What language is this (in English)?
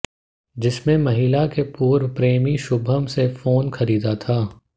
Hindi